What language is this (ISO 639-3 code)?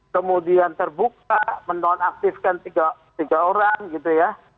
ind